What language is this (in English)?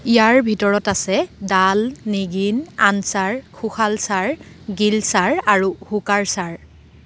Assamese